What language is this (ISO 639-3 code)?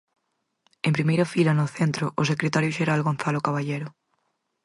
glg